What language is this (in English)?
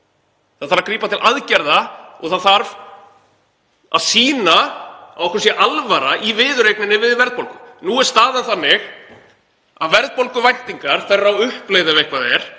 Icelandic